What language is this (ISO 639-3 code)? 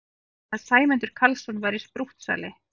isl